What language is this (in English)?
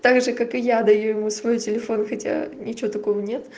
Russian